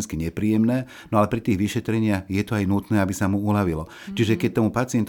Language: Slovak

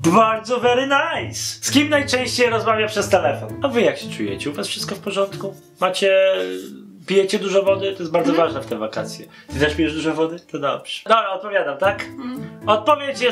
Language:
Polish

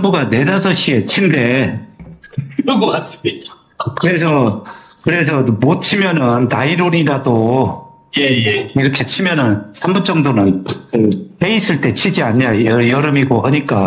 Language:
Korean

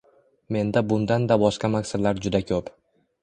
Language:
Uzbek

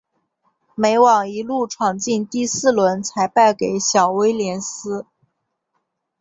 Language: Chinese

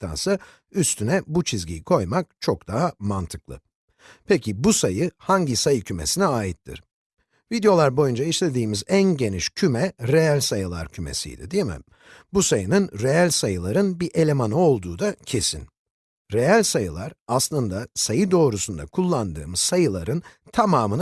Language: Turkish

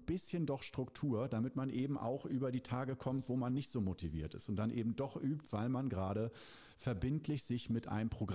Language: German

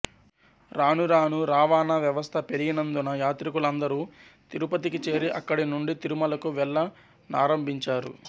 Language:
Telugu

